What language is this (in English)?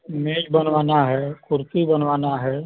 Hindi